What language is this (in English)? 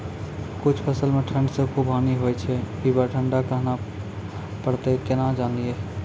Maithili